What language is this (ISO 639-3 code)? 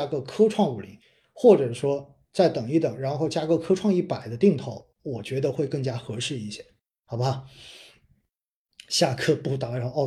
zho